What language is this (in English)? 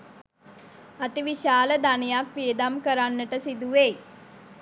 Sinhala